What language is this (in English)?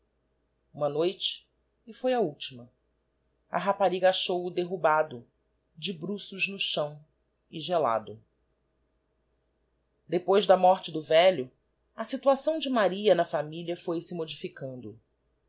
Portuguese